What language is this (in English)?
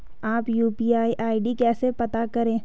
Hindi